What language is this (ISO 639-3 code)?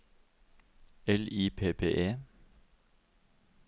nor